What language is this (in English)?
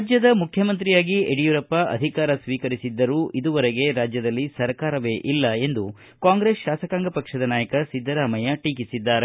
Kannada